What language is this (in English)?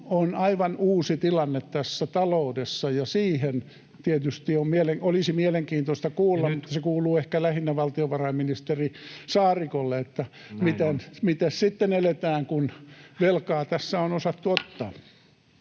Finnish